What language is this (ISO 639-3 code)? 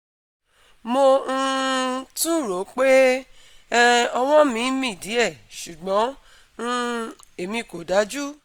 yor